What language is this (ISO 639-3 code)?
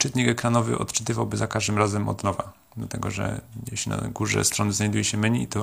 pol